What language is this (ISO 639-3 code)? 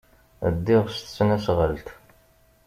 kab